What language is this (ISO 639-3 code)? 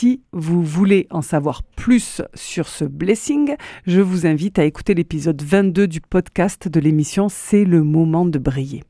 fra